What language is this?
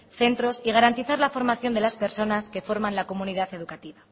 Spanish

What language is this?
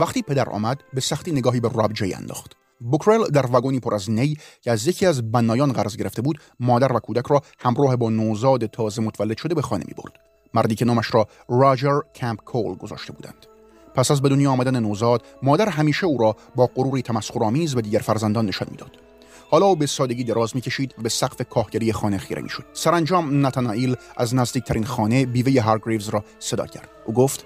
Persian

